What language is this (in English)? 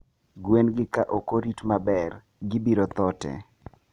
Luo (Kenya and Tanzania)